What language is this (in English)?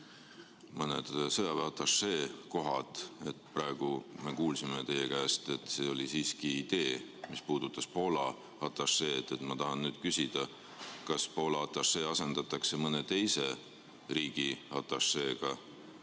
Estonian